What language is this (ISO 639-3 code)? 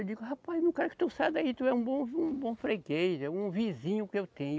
por